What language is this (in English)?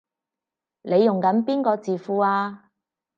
Cantonese